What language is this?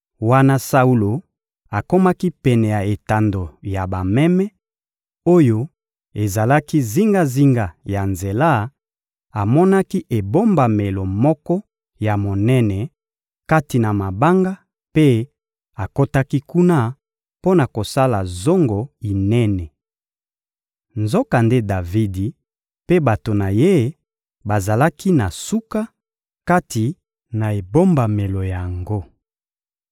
Lingala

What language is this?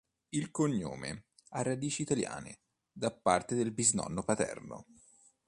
Italian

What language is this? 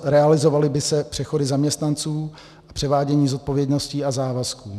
Czech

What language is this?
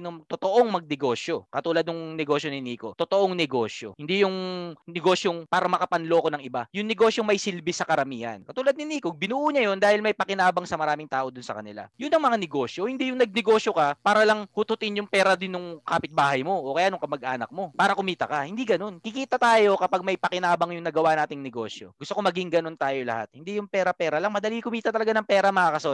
Filipino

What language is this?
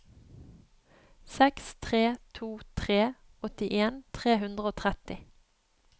Norwegian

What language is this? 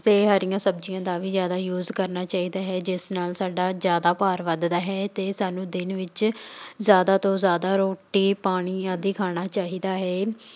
Punjabi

